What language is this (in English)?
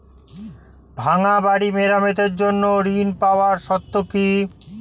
Bangla